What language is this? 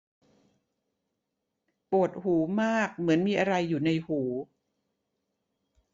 Thai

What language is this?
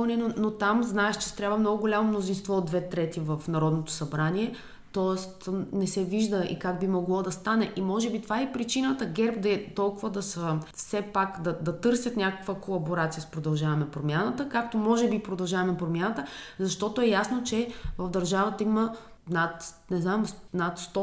Bulgarian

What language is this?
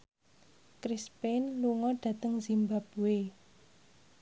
Javanese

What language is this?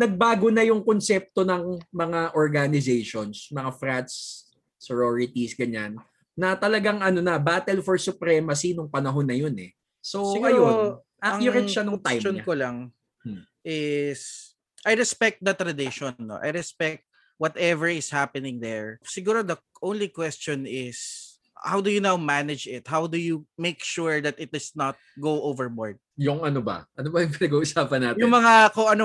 Filipino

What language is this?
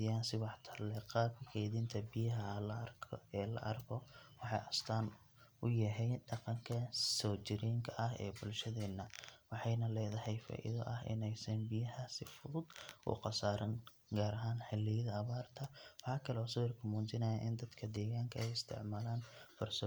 Somali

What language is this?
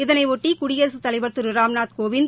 Tamil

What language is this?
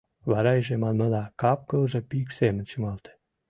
Mari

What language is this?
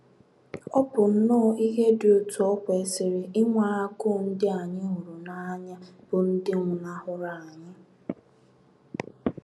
Igbo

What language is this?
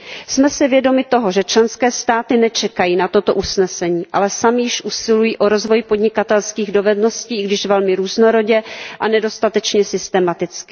Czech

